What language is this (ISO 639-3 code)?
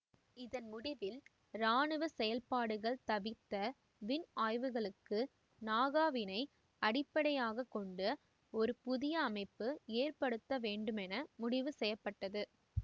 tam